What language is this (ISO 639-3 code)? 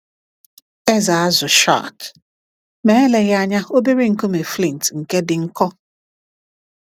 ibo